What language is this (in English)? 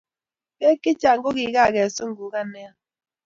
Kalenjin